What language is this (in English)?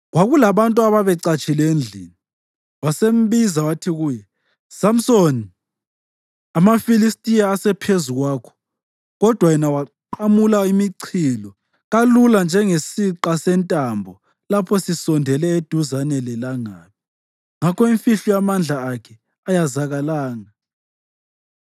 North Ndebele